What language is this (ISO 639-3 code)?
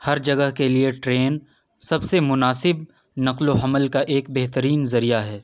urd